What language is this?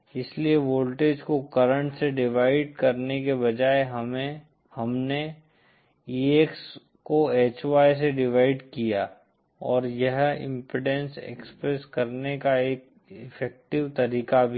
Hindi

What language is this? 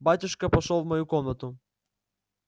Russian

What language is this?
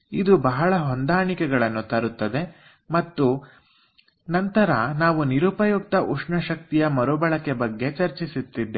Kannada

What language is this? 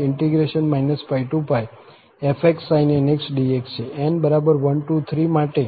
Gujarati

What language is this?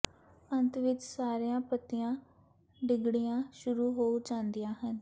Punjabi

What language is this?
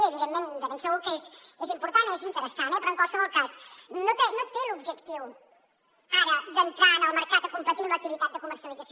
Catalan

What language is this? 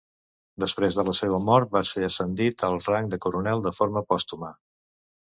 Catalan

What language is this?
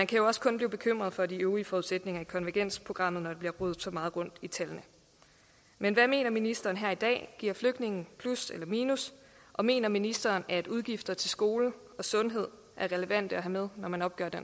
Danish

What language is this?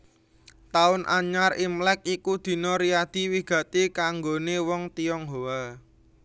Javanese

